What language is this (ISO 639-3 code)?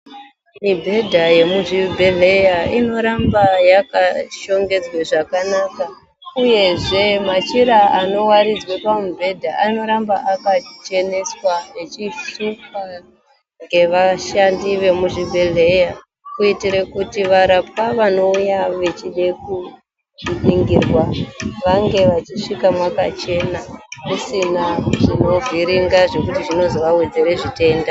ndc